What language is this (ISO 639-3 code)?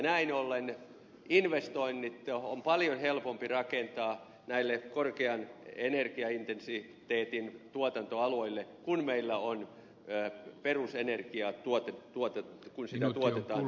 fin